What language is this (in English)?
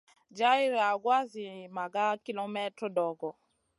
Masana